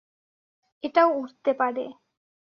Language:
Bangla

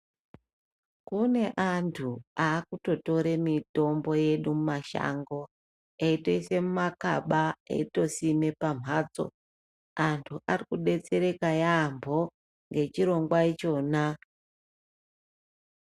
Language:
Ndau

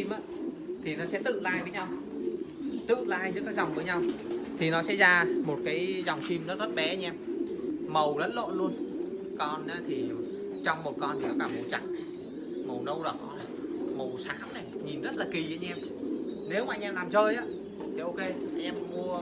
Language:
Vietnamese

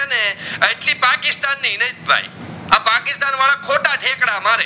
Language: Gujarati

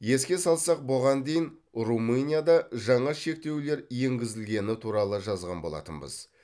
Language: Kazakh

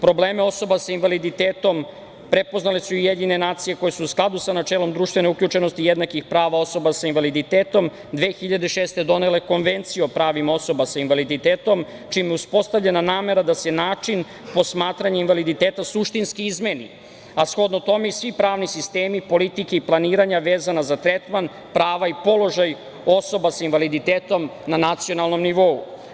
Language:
Serbian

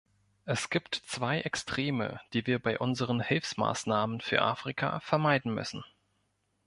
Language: German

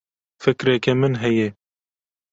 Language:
Kurdish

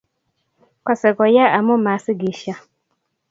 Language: Kalenjin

